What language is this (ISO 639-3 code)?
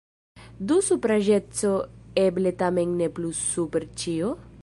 epo